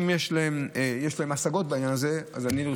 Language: Hebrew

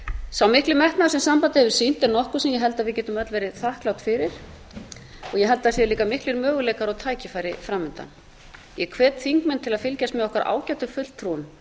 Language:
Icelandic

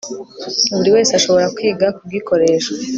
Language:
Kinyarwanda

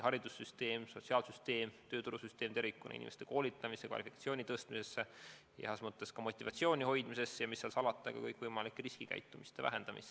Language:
Estonian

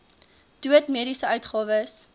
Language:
Afrikaans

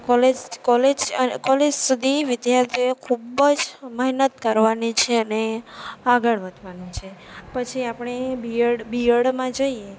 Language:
Gujarati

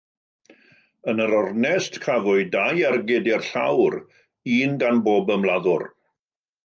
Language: Welsh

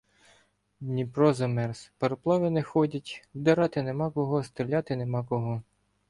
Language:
Ukrainian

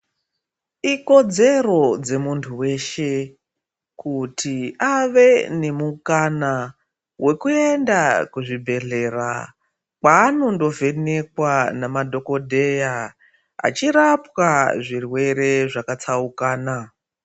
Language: Ndau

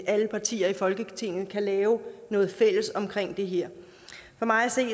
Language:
Danish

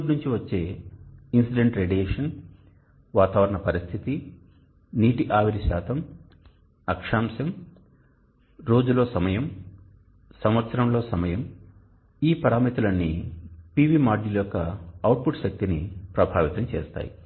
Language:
Telugu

